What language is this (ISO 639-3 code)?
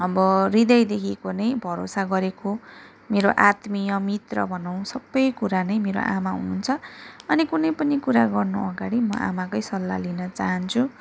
nep